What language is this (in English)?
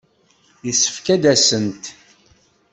Kabyle